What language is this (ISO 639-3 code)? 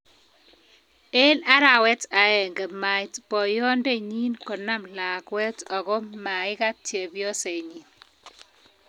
kln